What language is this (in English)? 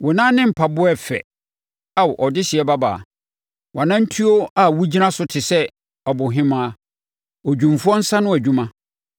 Akan